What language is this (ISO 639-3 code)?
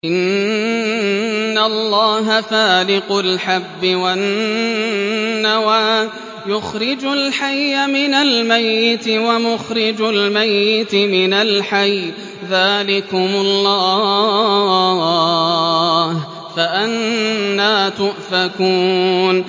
ara